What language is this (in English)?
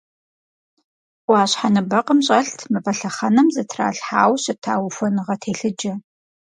Kabardian